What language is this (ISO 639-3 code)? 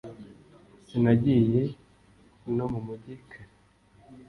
kin